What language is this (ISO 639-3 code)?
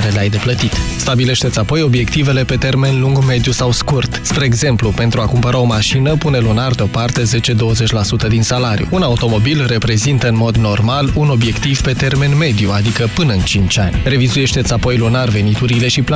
ron